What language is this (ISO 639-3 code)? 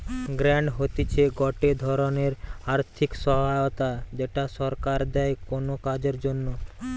ben